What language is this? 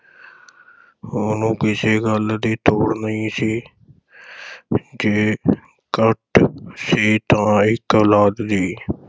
Punjabi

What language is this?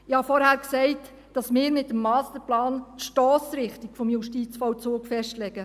Swiss German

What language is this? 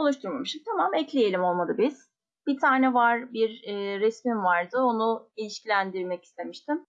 Turkish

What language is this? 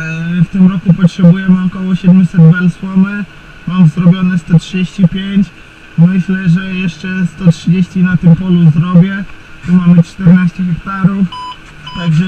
Polish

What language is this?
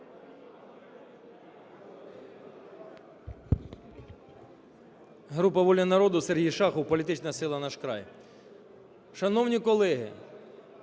Ukrainian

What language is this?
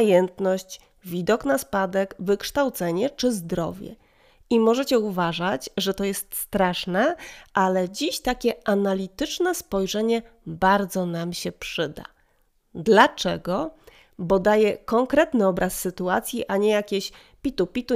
Polish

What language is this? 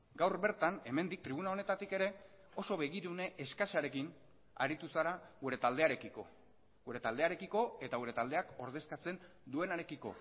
Basque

